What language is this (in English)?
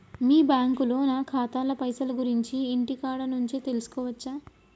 Telugu